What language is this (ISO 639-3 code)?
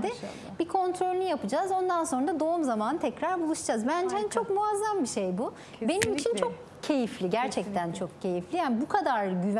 tur